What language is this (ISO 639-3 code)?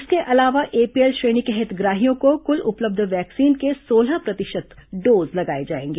hin